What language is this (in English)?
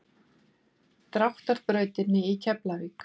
Icelandic